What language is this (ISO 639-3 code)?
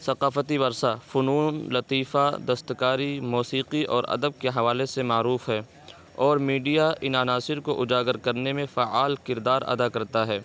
urd